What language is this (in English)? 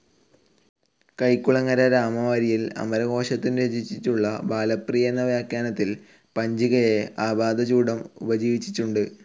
Malayalam